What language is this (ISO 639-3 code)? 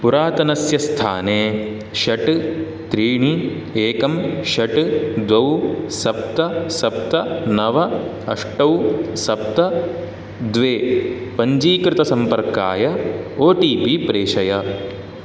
san